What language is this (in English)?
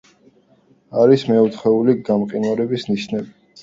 Georgian